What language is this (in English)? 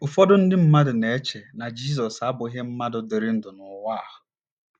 Igbo